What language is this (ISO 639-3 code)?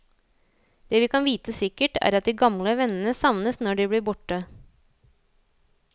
nor